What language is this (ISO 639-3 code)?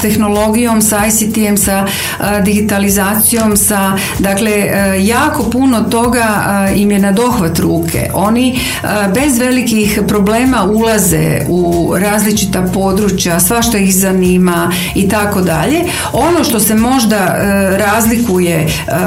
hrv